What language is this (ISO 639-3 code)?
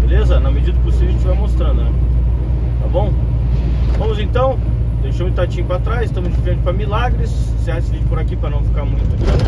por